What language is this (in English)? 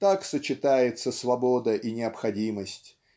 Russian